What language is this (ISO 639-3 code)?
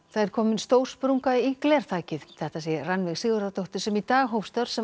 isl